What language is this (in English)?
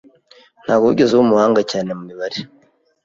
Kinyarwanda